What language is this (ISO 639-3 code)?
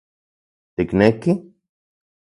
ncx